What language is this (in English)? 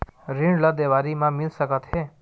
Chhattisgarhi